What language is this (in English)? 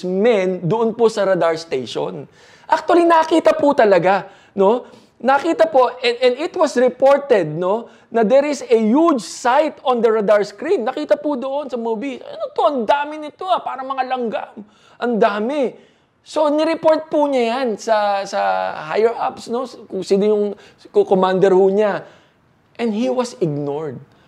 Filipino